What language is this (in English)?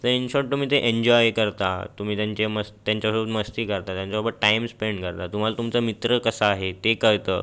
Marathi